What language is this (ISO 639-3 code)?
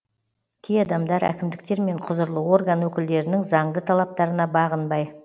kaz